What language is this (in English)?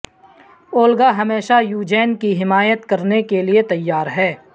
Urdu